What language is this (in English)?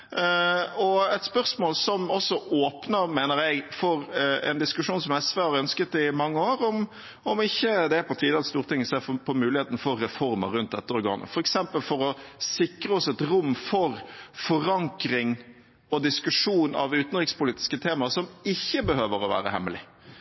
Norwegian Bokmål